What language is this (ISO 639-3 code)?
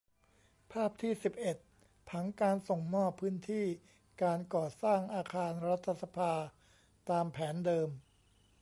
tha